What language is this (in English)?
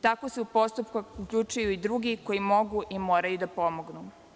Serbian